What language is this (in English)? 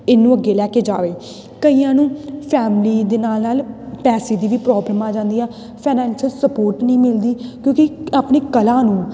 Punjabi